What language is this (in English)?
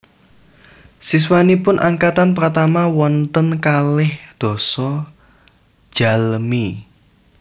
Javanese